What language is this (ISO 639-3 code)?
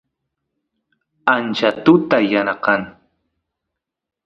qus